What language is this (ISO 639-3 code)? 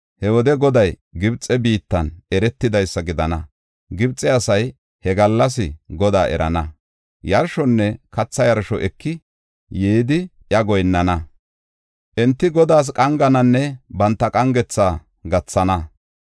gof